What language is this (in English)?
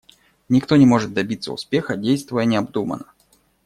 Russian